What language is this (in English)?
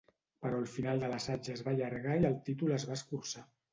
Catalan